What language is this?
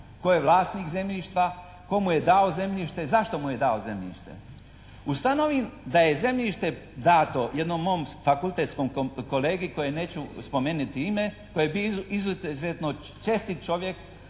Croatian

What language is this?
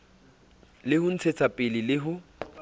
Southern Sotho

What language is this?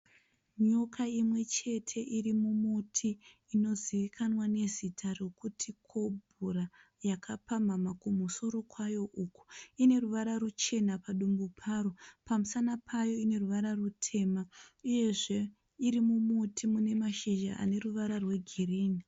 Shona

